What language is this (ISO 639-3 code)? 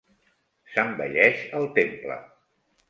cat